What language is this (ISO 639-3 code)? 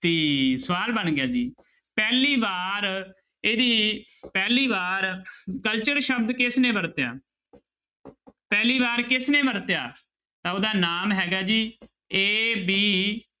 pan